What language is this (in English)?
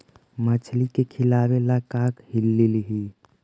Magahi